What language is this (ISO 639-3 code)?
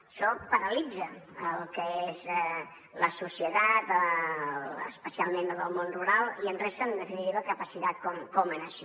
cat